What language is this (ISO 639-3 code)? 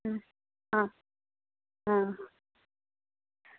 doi